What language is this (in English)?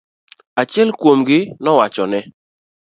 Luo (Kenya and Tanzania)